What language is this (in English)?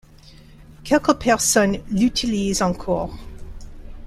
French